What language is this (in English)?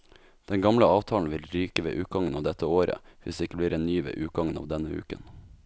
Norwegian